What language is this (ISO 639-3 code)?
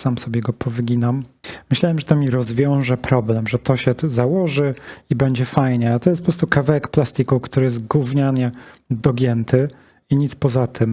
pol